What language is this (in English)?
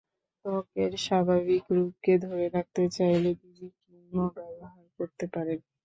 Bangla